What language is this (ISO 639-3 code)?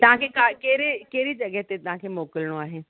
snd